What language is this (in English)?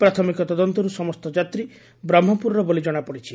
Odia